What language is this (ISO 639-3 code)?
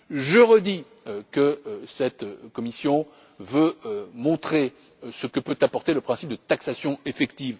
fra